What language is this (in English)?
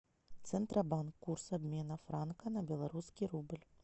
Russian